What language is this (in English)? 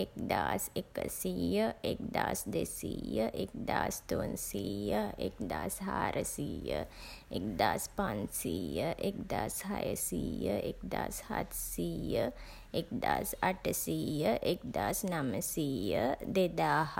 Sinhala